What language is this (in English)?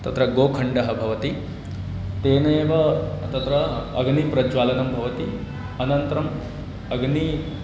Sanskrit